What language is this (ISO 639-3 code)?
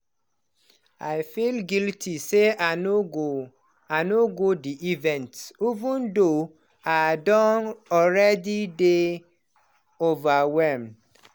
pcm